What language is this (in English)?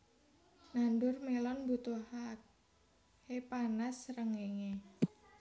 Javanese